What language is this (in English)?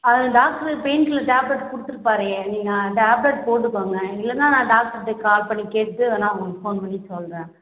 Tamil